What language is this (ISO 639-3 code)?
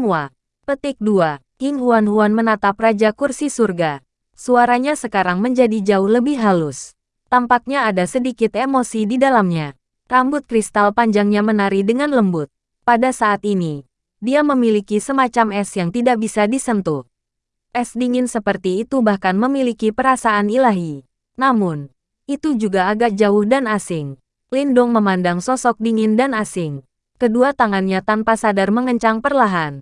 ind